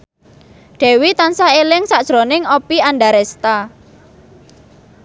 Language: Javanese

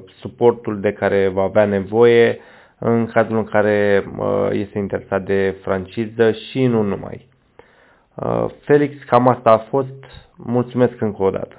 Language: Romanian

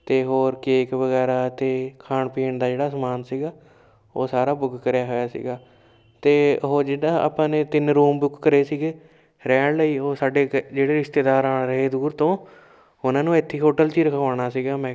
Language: Punjabi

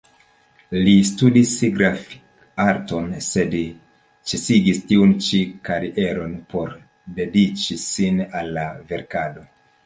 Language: Esperanto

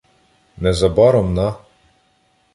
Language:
Ukrainian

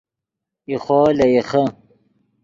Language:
Yidgha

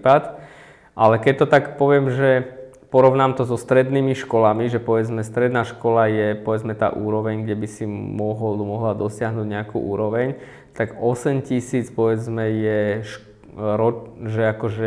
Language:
Slovak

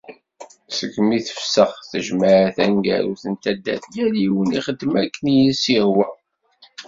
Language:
Kabyle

